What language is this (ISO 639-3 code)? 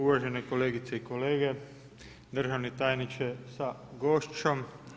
hrv